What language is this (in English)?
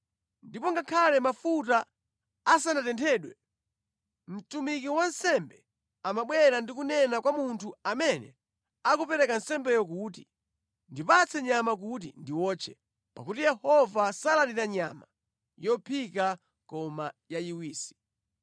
Nyanja